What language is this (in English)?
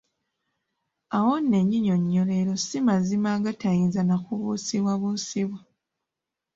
Ganda